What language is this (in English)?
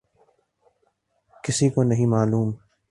Urdu